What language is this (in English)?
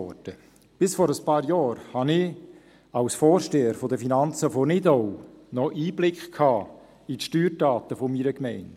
Swiss German